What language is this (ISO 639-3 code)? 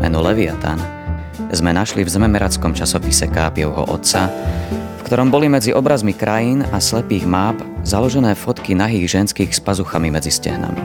slk